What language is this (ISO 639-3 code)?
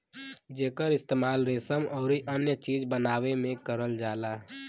bho